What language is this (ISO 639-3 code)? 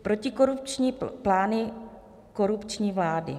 ces